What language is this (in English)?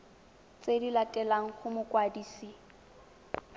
Tswana